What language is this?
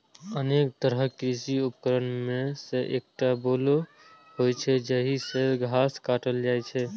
Maithili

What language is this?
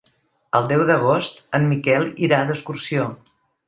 Catalan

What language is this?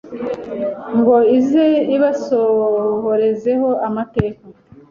Kinyarwanda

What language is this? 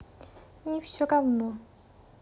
Russian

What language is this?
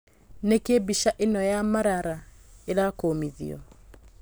Kikuyu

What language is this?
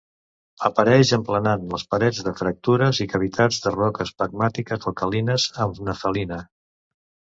Catalan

